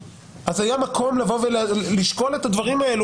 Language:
Hebrew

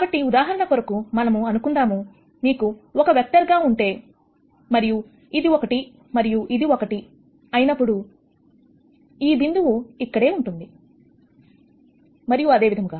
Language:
Telugu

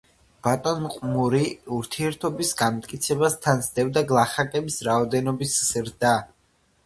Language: Georgian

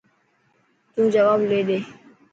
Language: Dhatki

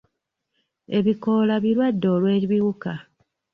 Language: Ganda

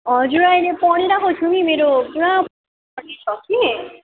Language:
Nepali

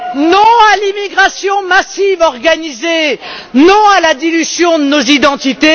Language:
French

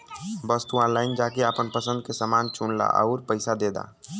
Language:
Bhojpuri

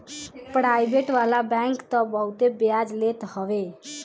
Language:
Bhojpuri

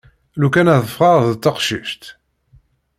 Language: Kabyle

